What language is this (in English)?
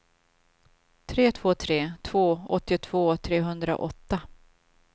Swedish